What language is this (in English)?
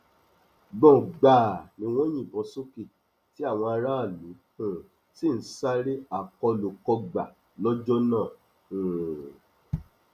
Yoruba